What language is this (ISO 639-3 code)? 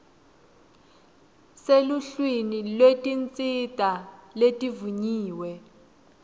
ssw